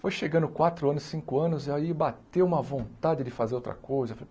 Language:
Portuguese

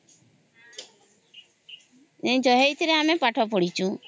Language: Odia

